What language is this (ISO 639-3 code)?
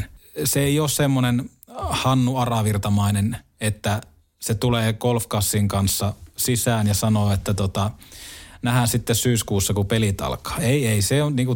fin